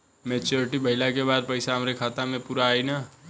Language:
Bhojpuri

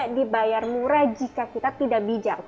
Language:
Indonesian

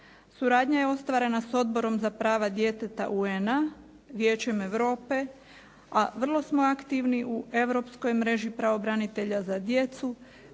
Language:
Croatian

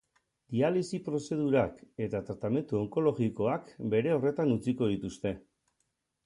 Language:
Basque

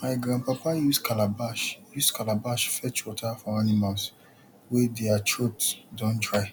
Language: Nigerian Pidgin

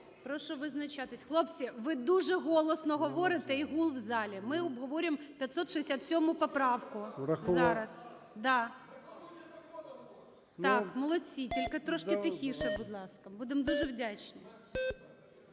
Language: Ukrainian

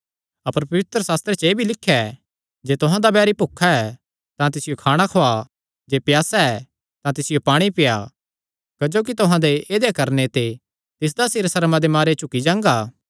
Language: Kangri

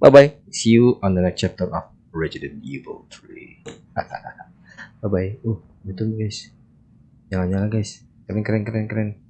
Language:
Indonesian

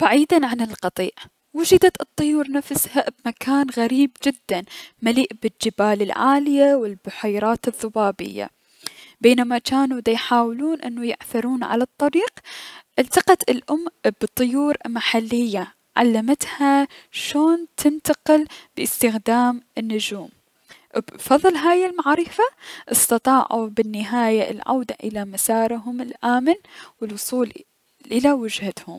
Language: Mesopotamian Arabic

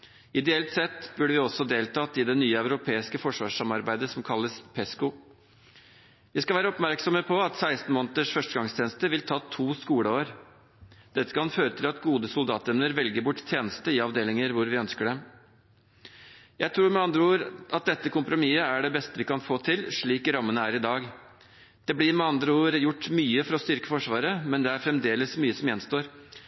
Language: Norwegian Bokmål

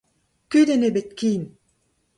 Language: Breton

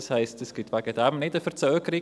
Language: Swiss German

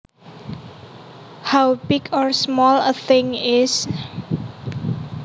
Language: Javanese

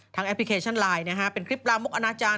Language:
Thai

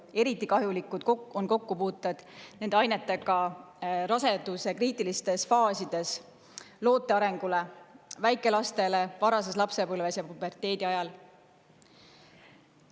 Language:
Estonian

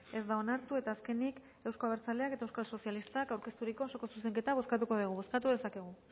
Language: Basque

